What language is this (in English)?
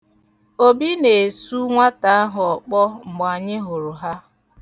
Igbo